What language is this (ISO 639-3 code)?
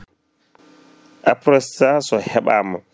ful